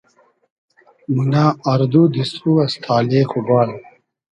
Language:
Hazaragi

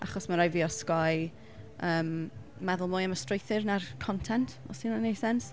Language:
Welsh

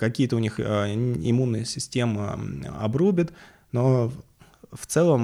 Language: Russian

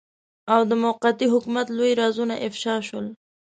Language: Pashto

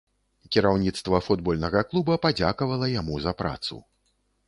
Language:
Belarusian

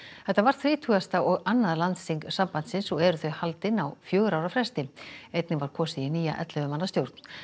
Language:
Icelandic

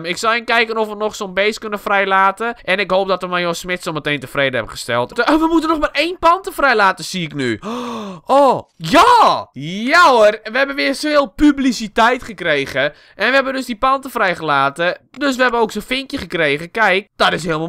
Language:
Dutch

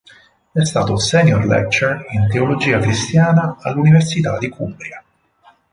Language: Italian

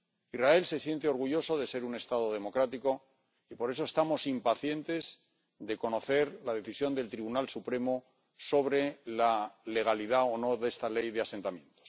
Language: Spanish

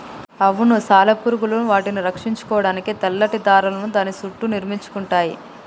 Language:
Telugu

